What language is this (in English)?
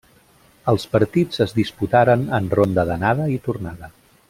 Catalan